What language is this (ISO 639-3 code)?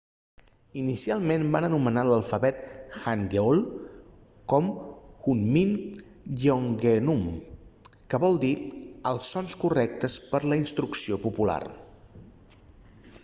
cat